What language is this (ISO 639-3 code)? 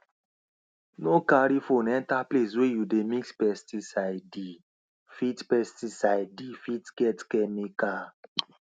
pcm